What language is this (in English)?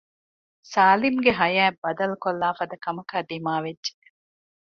Divehi